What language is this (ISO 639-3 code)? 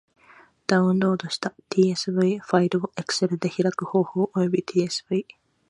jpn